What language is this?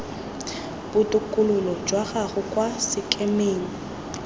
Tswana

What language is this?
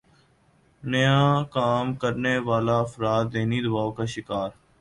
Urdu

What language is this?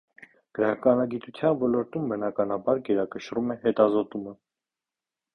Armenian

